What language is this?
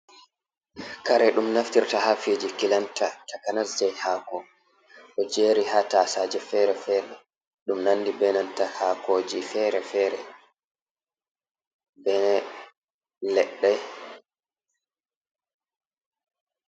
Fula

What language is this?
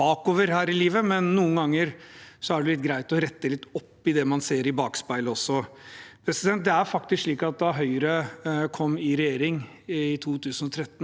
Norwegian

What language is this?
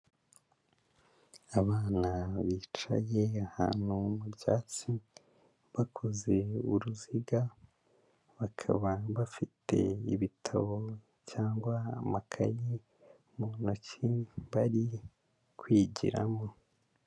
Kinyarwanda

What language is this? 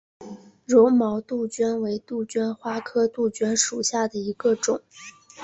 Chinese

